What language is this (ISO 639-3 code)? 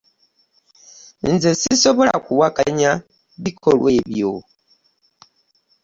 lug